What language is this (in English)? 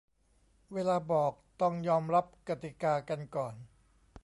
Thai